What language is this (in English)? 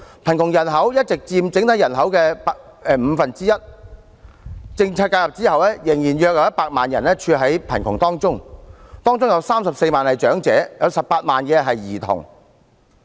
Cantonese